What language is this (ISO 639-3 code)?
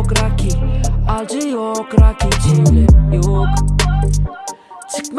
tur